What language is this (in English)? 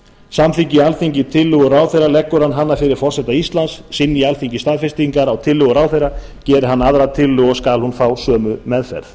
Icelandic